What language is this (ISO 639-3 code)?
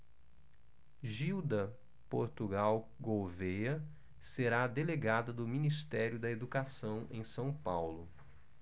por